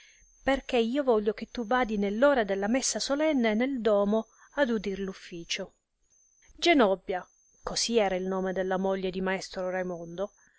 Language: Italian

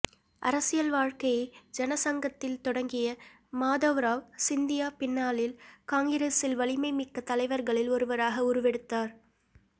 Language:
Tamil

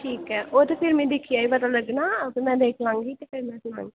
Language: Dogri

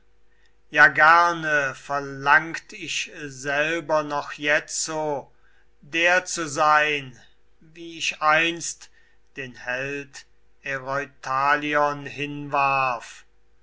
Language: German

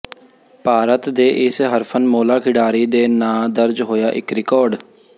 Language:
Punjabi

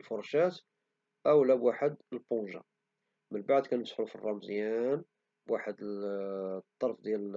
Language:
Moroccan Arabic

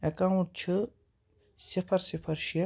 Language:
Kashmiri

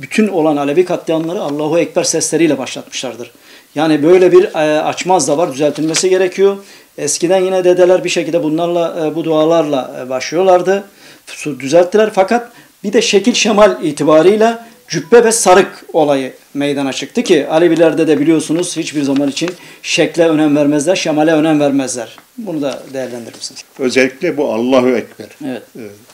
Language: Turkish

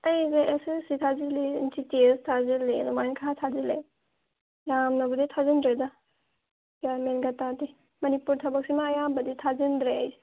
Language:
Manipuri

